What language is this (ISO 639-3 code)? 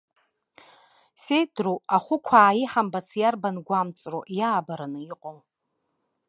abk